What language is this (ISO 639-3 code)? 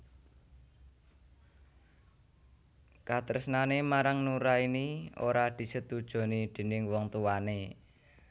jav